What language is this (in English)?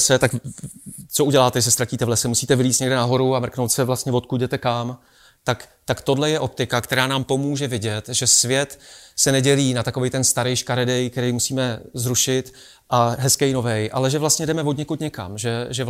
Czech